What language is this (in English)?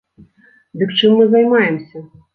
Belarusian